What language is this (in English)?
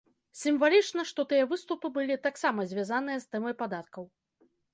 Belarusian